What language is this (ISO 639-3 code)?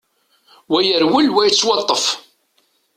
kab